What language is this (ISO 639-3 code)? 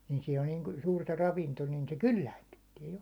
fin